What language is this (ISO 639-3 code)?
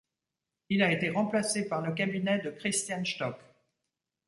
fra